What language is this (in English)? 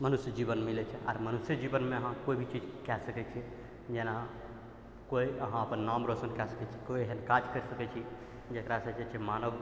Maithili